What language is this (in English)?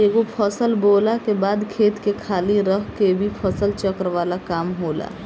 Bhojpuri